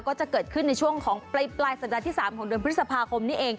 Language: Thai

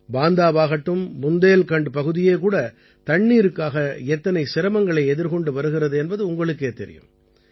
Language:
Tamil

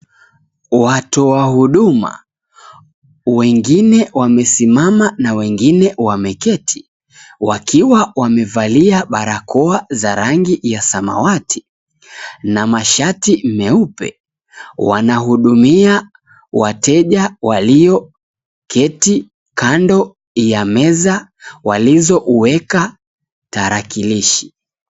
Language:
Swahili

